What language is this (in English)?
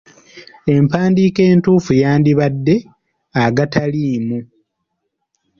Ganda